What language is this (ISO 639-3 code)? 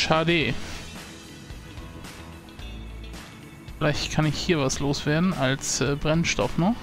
deu